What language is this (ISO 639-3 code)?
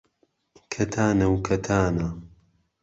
ckb